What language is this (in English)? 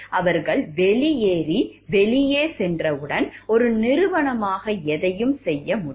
Tamil